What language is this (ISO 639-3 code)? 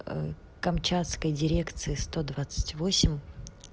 rus